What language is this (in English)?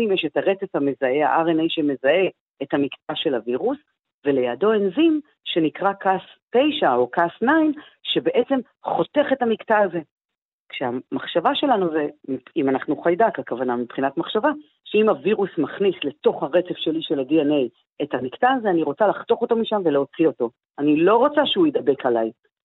Hebrew